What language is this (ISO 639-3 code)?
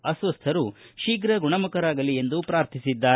kan